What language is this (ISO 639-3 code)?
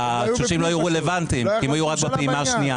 heb